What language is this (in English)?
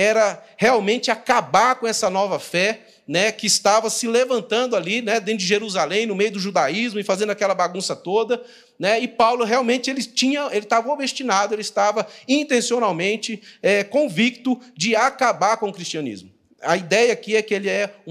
Portuguese